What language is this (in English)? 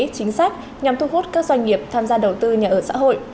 Vietnamese